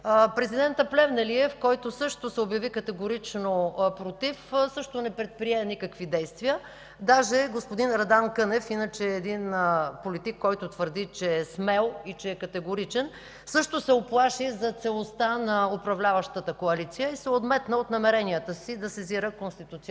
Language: Bulgarian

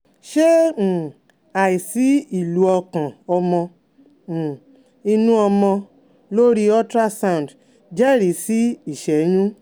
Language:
Yoruba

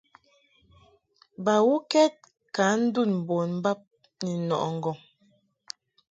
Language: Mungaka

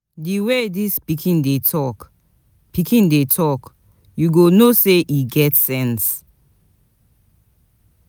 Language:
Nigerian Pidgin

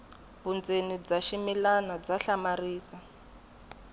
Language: Tsonga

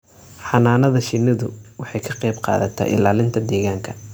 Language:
Somali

